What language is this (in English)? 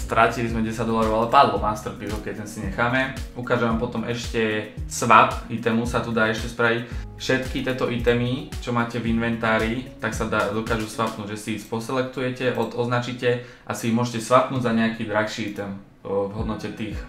Slovak